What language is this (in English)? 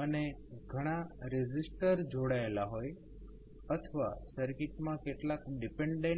Gujarati